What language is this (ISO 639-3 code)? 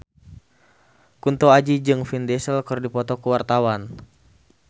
sun